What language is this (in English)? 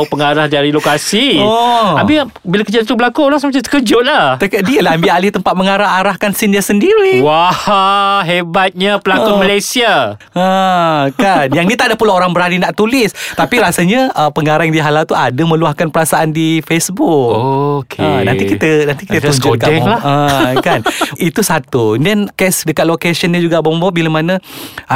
Malay